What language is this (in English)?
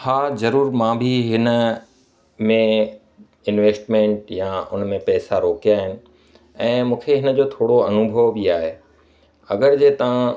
Sindhi